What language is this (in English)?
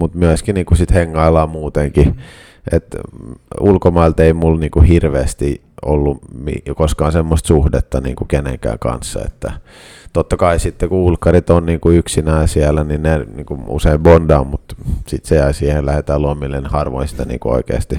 Finnish